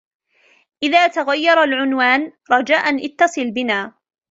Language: Arabic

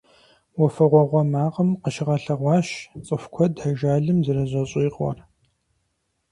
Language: Kabardian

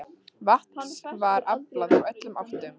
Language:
Icelandic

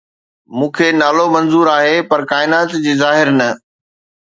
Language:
Sindhi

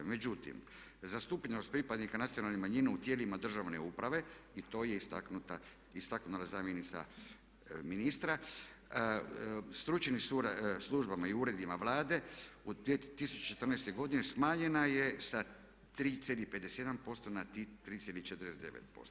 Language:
Croatian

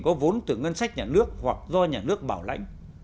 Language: Vietnamese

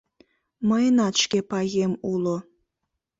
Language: Mari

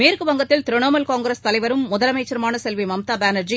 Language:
Tamil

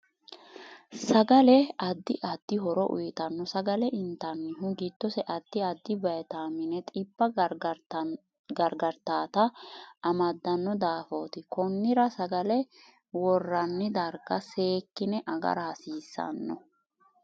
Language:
Sidamo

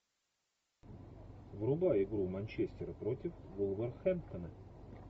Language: Russian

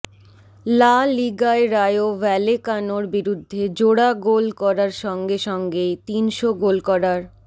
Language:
Bangla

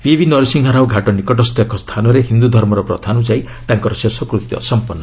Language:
Odia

